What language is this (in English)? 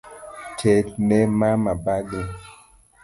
Luo (Kenya and Tanzania)